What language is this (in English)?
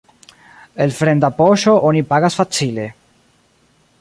Esperanto